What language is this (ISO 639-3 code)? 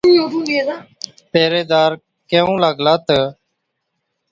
odk